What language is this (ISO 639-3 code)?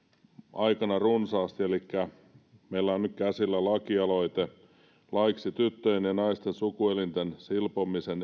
fin